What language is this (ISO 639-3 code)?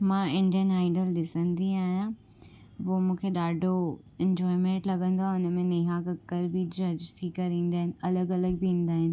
snd